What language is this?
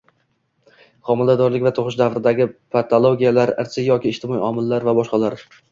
Uzbek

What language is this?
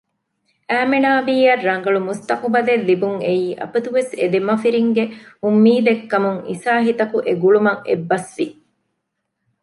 Divehi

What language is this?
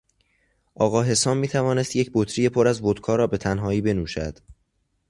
Persian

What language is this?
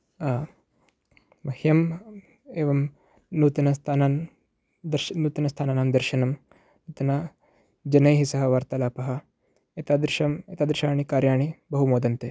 Sanskrit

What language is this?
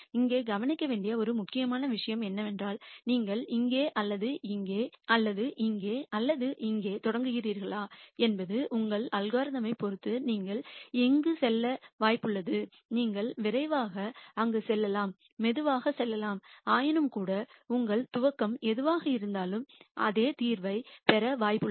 Tamil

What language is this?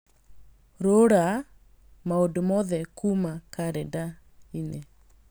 Kikuyu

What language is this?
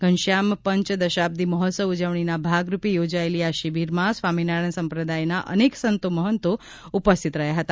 Gujarati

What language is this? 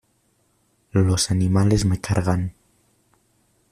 Spanish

